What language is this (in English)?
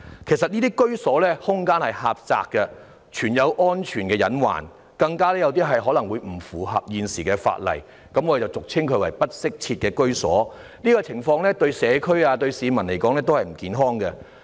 Cantonese